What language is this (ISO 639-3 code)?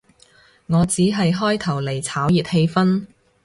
yue